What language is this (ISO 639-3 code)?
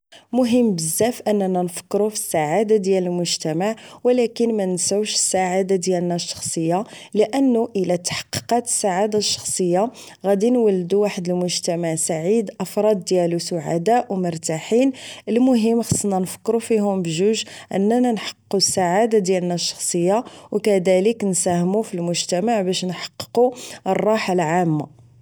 ary